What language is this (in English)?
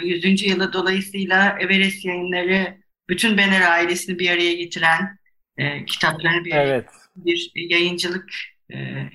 Turkish